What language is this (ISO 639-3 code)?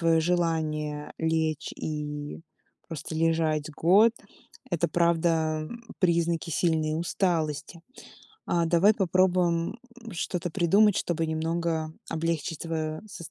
rus